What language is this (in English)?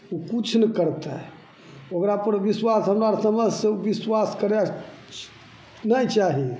Maithili